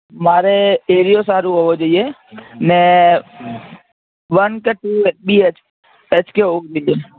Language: Gujarati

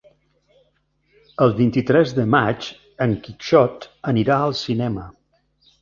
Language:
Catalan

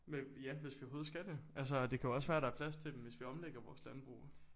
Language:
Danish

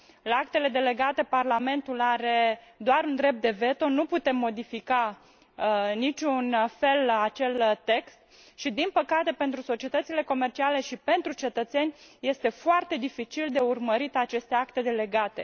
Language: Romanian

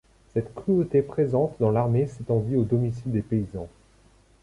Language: French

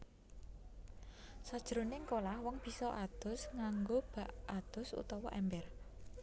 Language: Javanese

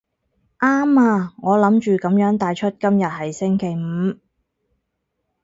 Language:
Cantonese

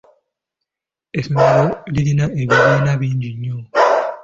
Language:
Ganda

